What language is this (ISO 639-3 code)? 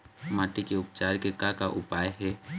hne